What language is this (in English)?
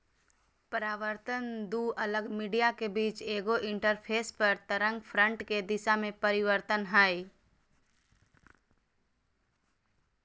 Magahi